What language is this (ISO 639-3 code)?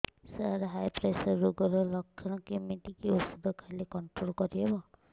ori